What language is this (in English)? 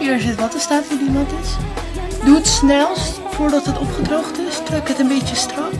Dutch